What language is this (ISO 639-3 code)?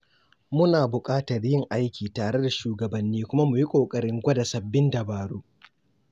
hau